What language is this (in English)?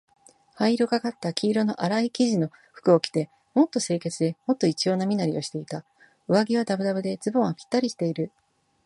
Japanese